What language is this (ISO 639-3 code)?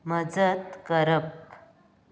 kok